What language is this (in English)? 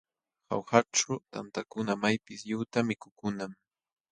Jauja Wanca Quechua